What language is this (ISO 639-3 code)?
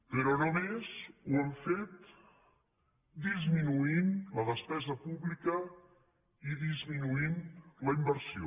cat